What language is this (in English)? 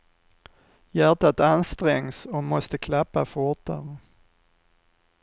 Swedish